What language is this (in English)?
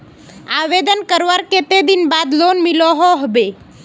Magahi